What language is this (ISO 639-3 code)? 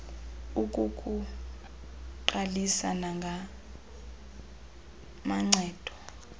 xho